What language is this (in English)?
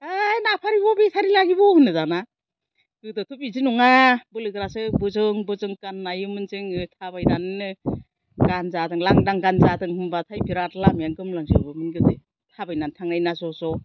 Bodo